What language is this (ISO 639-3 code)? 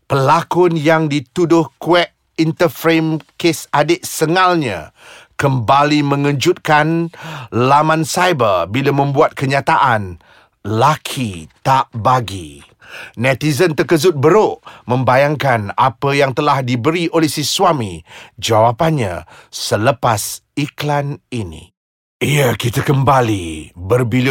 msa